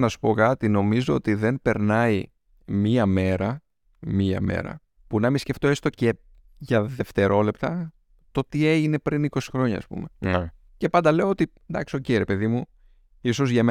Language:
Greek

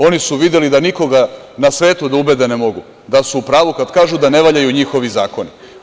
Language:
Serbian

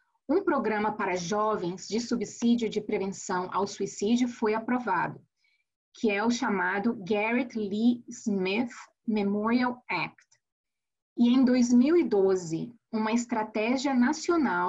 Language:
Portuguese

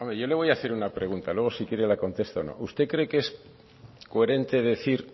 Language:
Spanish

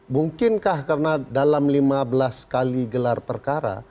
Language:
Indonesian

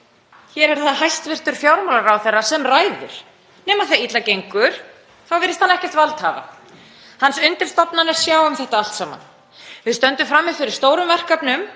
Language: Icelandic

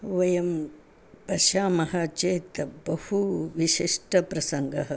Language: Sanskrit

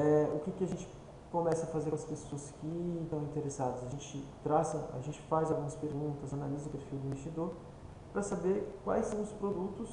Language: Portuguese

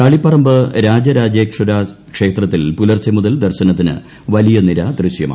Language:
Malayalam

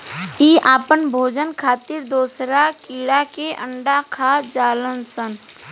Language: Bhojpuri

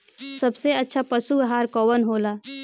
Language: Bhojpuri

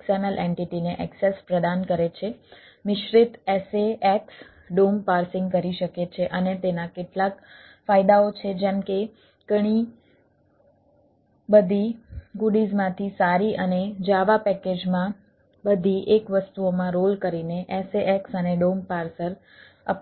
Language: Gujarati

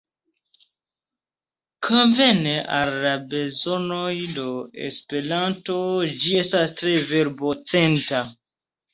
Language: Esperanto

